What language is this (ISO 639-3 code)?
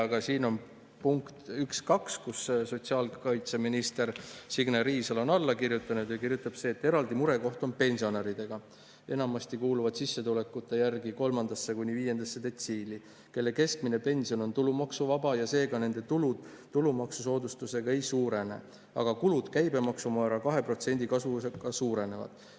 est